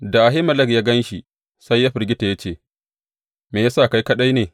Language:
Hausa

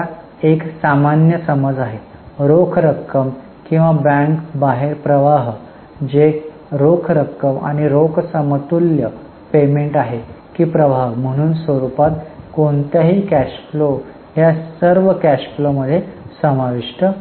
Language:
Marathi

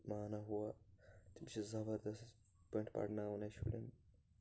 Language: Kashmiri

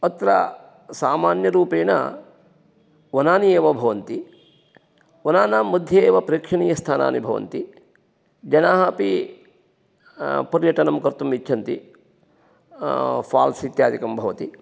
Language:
Sanskrit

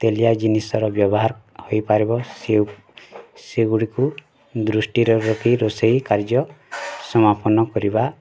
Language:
Odia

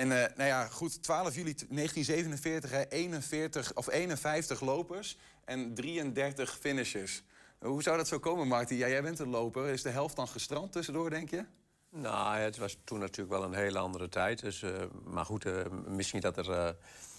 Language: Dutch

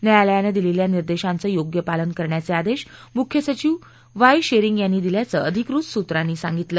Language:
Marathi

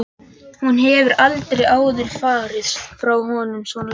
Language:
Icelandic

